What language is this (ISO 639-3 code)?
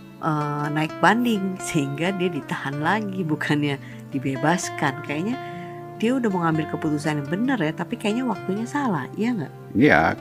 ind